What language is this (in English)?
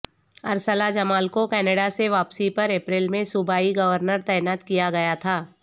Urdu